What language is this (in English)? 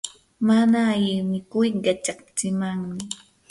Yanahuanca Pasco Quechua